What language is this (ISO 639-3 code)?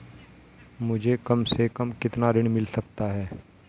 hin